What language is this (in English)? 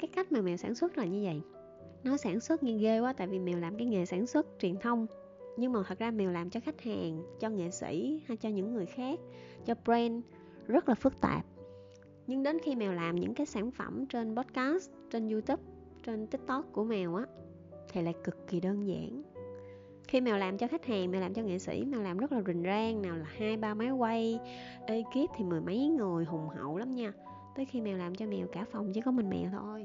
Vietnamese